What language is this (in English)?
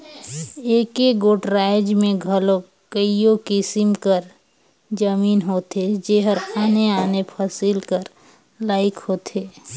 Chhattisgarhi